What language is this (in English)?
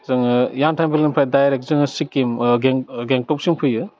Bodo